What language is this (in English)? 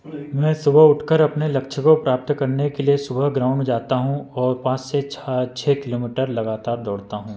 Hindi